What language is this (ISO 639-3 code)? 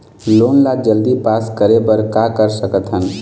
hne